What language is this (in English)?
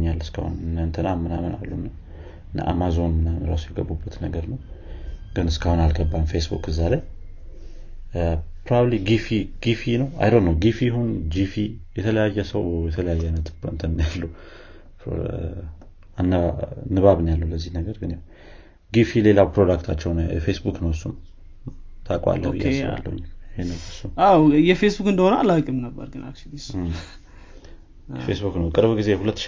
Amharic